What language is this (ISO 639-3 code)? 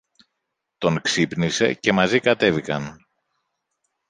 ell